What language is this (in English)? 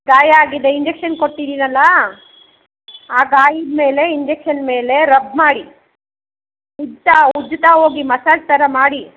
Kannada